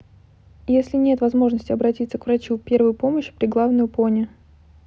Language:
Russian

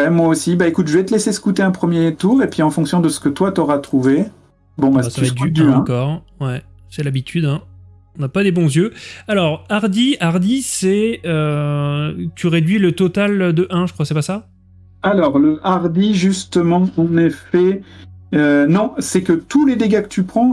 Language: French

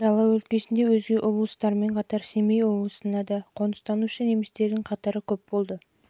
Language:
Kazakh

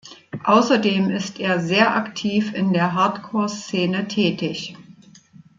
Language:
German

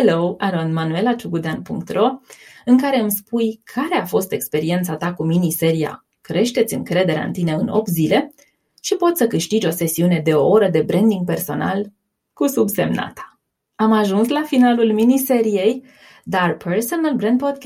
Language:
Romanian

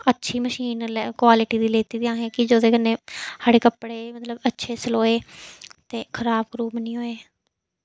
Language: Dogri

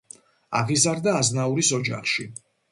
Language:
Georgian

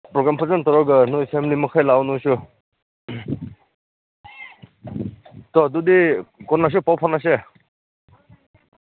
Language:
Manipuri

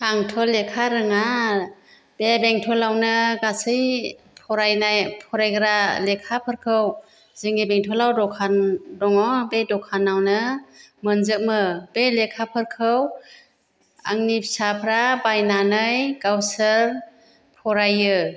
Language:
Bodo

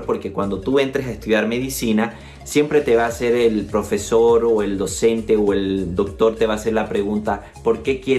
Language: Spanish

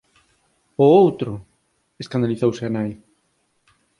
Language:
Galician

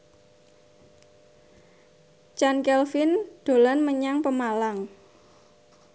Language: Javanese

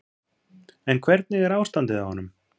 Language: Icelandic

